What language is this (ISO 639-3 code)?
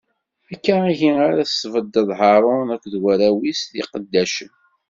kab